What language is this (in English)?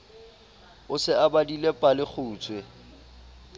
Southern Sotho